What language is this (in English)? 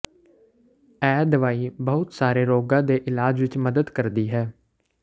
Punjabi